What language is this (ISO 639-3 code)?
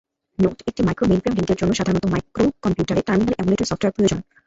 ben